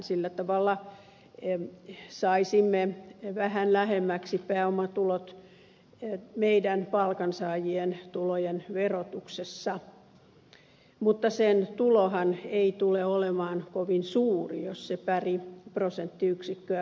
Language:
Finnish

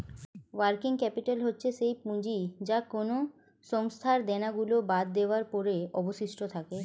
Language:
Bangla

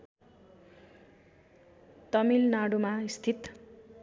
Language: Nepali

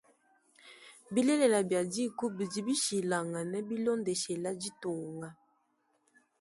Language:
Luba-Lulua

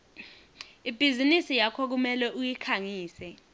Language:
Swati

